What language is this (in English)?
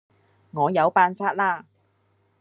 Cantonese